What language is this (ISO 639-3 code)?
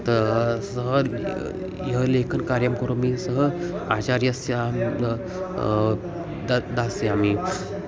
san